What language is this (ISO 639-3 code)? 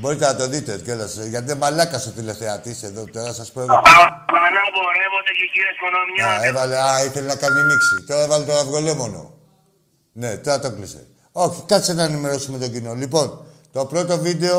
ell